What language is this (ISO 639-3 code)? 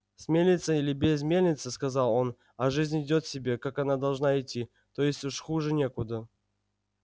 rus